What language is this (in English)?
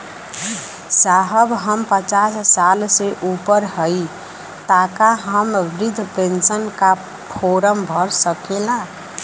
Bhojpuri